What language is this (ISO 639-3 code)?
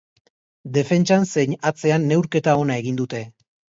eus